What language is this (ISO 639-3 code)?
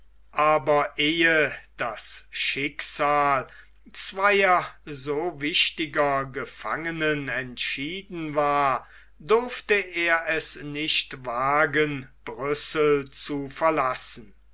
deu